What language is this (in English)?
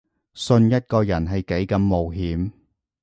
Cantonese